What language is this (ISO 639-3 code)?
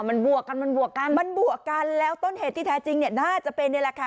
tha